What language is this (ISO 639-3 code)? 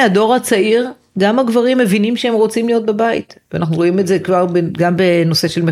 heb